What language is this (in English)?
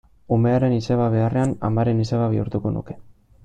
Basque